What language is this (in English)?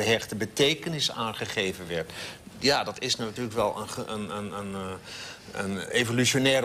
Dutch